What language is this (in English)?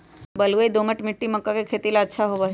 Magahi